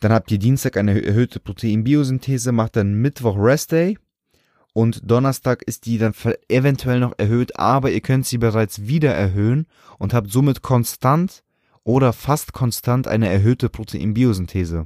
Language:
German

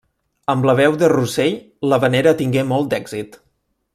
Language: Catalan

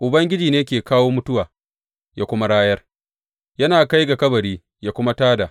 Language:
Hausa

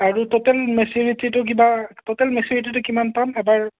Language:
Assamese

